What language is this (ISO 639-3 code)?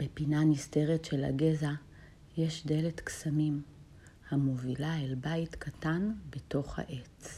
heb